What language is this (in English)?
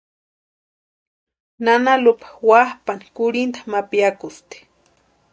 Western Highland Purepecha